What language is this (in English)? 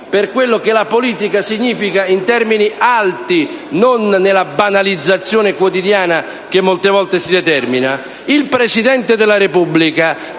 Italian